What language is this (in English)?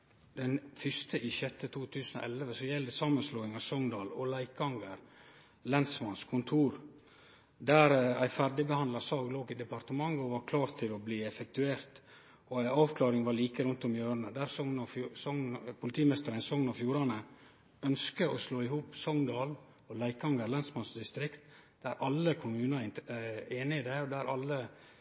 Norwegian Nynorsk